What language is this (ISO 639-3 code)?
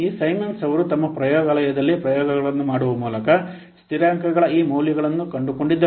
kan